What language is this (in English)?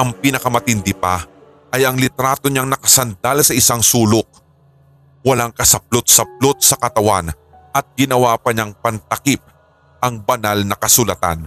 Filipino